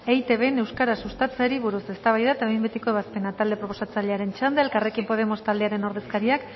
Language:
Basque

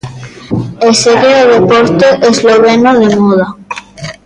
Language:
Galician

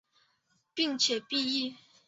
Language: Chinese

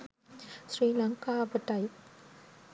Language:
Sinhala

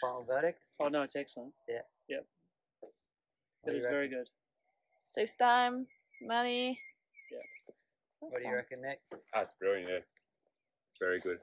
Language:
English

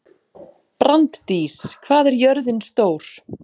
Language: Icelandic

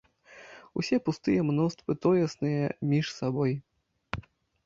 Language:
Belarusian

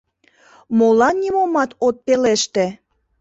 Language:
Mari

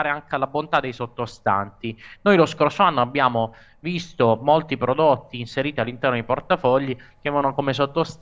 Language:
Italian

